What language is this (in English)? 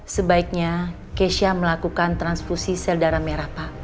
Indonesian